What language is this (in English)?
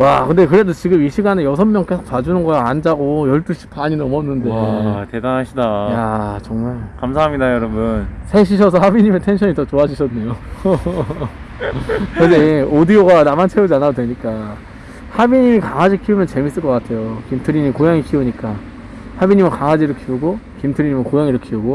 Korean